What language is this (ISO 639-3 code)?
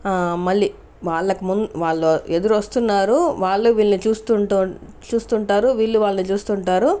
tel